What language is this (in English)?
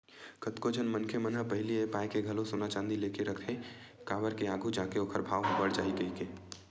Chhattisgarhi